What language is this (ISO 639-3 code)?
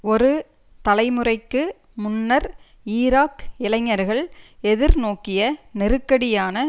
tam